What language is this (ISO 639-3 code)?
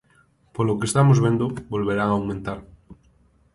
glg